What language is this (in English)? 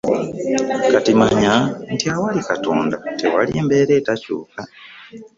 Ganda